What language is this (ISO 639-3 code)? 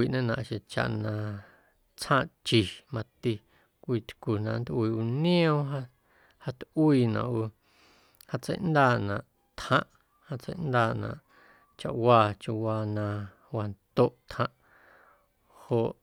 amu